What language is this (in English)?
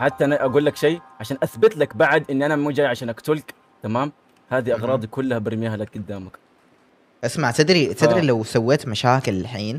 Arabic